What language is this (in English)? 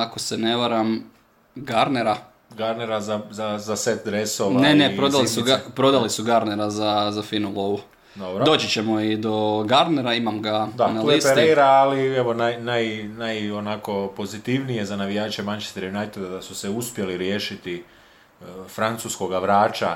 Croatian